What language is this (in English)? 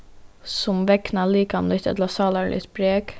Faroese